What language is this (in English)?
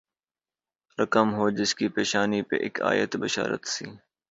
Urdu